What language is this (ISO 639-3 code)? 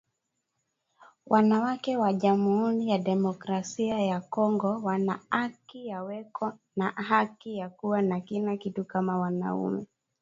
swa